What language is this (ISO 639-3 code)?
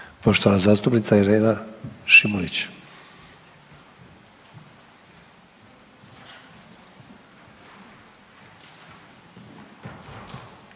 hrv